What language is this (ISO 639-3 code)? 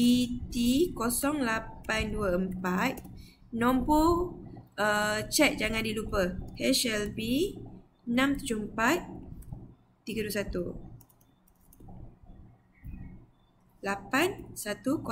msa